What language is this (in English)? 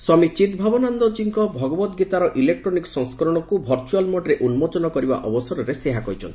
Odia